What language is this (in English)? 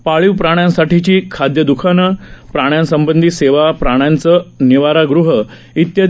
Marathi